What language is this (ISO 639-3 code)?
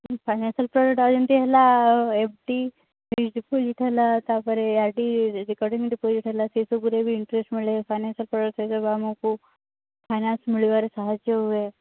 ori